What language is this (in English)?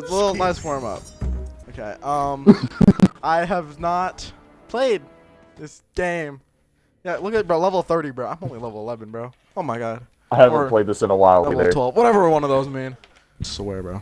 English